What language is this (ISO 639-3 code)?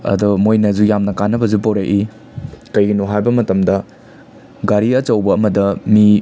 mni